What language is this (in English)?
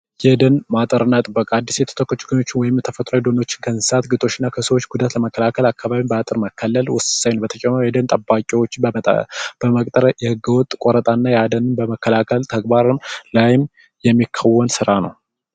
Amharic